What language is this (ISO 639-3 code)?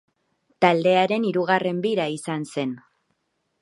eus